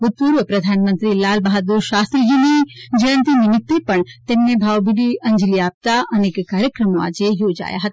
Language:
Gujarati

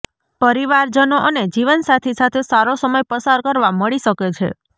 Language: Gujarati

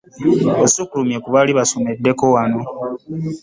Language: Ganda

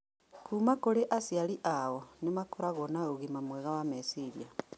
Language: Kikuyu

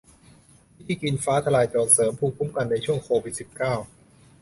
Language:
Thai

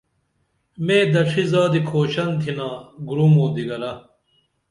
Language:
Dameli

